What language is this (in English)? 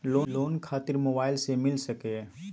Magahi